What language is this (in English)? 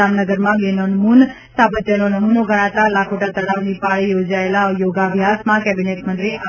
Gujarati